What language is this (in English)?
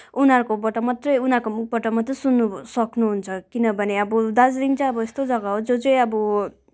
Nepali